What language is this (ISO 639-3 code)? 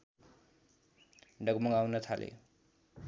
nep